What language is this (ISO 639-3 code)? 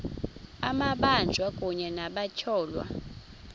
xho